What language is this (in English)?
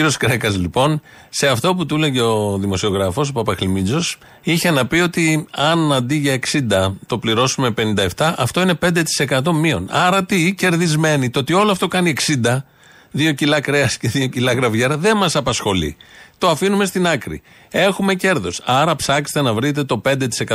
Greek